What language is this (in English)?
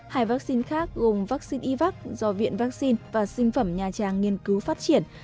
Vietnamese